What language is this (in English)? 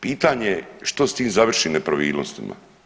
Croatian